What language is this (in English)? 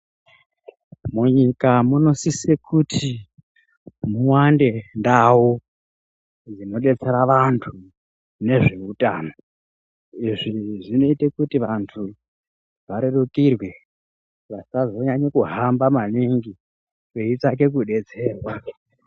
Ndau